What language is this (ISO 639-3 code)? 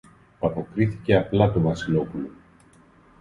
ell